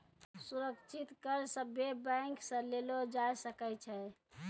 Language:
Maithili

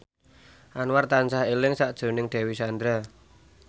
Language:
Javanese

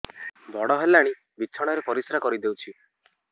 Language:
Odia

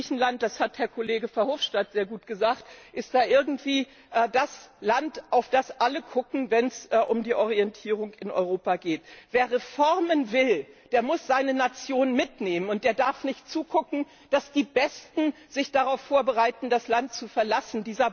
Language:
German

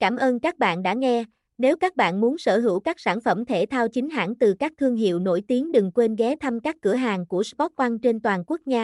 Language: Vietnamese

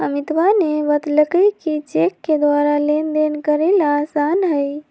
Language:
Magahi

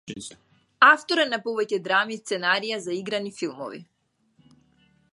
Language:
Macedonian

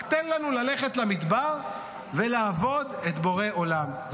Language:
Hebrew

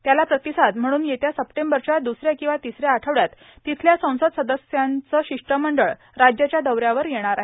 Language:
Marathi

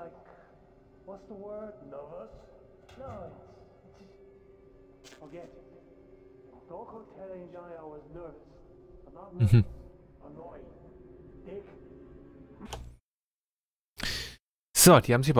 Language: German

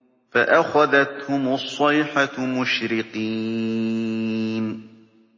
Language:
Arabic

